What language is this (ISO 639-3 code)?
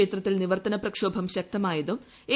mal